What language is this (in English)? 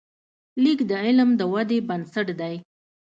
Pashto